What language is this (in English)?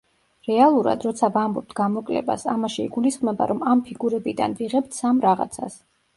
Georgian